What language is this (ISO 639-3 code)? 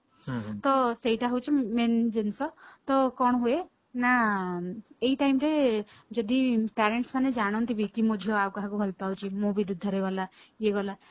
ori